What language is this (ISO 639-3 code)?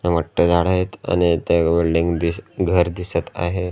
mar